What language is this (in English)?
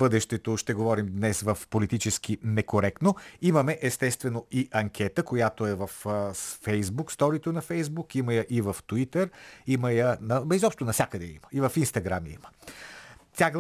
Bulgarian